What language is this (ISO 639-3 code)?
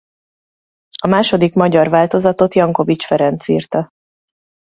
hun